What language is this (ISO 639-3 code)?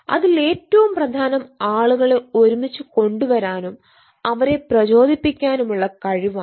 mal